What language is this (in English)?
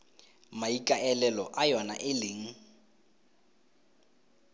Tswana